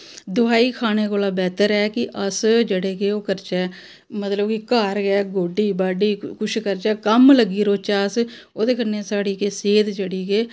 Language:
Dogri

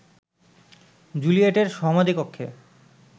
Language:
Bangla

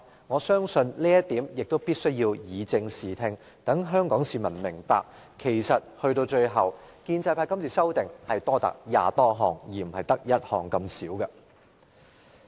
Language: Cantonese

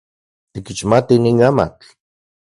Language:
Central Puebla Nahuatl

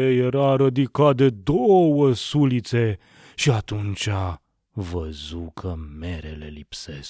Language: Romanian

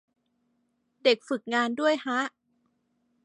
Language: Thai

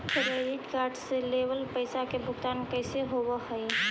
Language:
Magahi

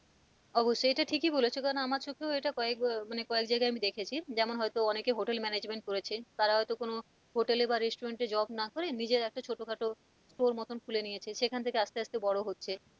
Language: Bangla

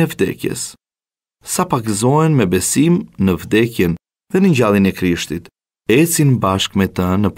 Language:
Romanian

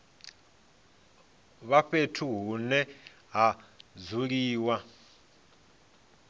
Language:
Venda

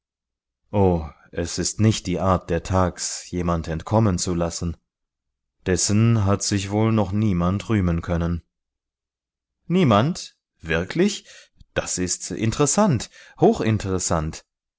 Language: German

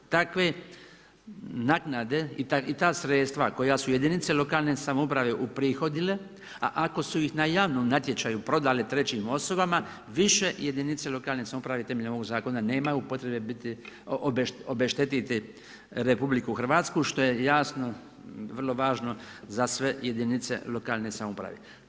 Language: Croatian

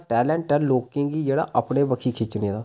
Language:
Dogri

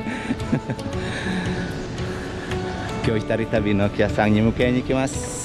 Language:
Japanese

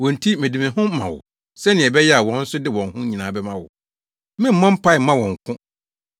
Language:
Akan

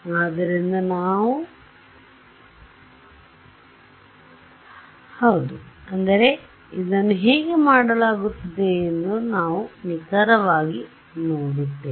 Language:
Kannada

